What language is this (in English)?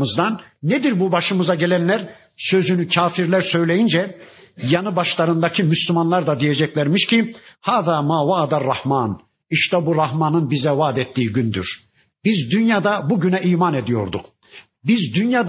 Turkish